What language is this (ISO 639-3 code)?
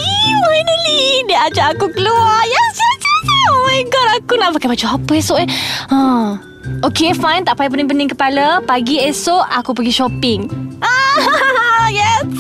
msa